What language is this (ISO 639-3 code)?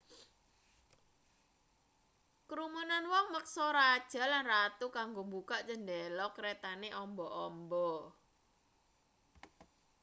jav